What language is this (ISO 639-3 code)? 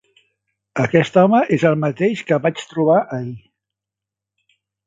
cat